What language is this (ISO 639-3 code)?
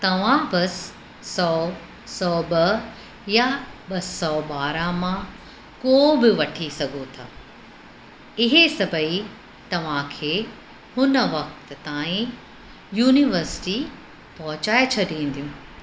snd